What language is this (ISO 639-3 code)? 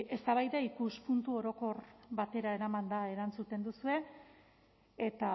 eus